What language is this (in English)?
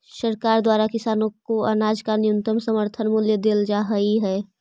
Magahi